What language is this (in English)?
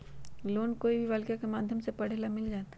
Magahi